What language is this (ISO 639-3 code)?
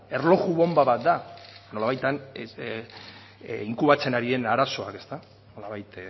eus